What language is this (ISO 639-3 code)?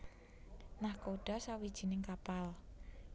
jav